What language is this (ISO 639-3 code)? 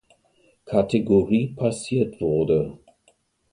deu